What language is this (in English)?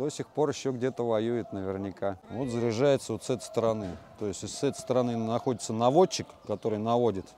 Russian